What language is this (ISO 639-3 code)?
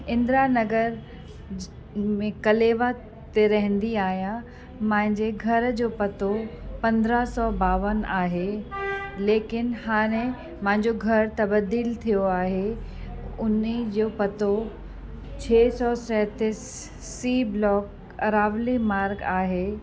snd